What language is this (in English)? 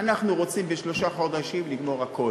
Hebrew